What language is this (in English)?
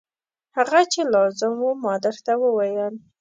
Pashto